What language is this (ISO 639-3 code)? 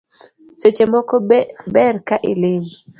luo